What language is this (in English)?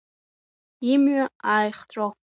Abkhazian